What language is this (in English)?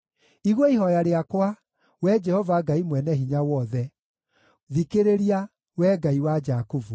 Kikuyu